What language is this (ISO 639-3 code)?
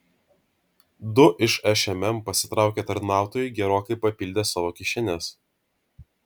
lit